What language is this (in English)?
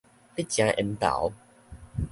Min Nan Chinese